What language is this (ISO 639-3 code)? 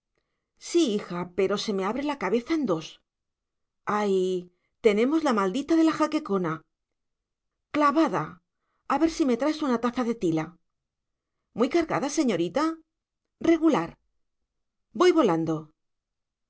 spa